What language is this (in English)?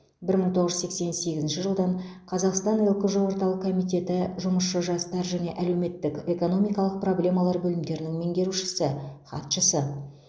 Kazakh